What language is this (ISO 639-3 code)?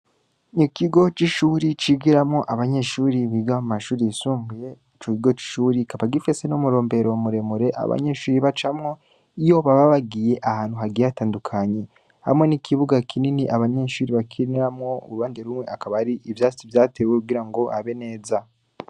run